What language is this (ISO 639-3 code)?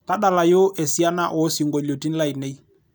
mas